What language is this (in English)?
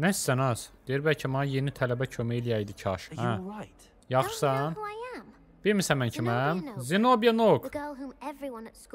Turkish